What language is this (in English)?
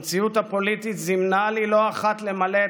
Hebrew